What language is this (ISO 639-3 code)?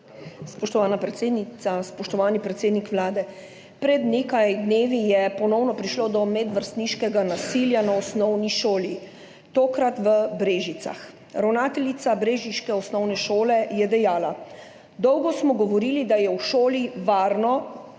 slv